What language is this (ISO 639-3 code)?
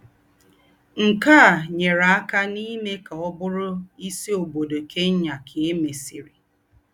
ibo